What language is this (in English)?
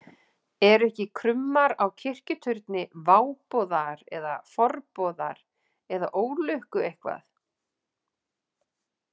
Icelandic